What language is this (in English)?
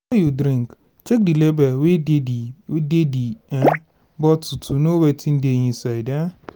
Nigerian Pidgin